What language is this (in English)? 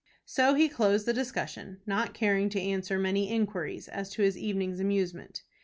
English